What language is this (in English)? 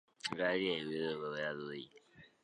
Chinese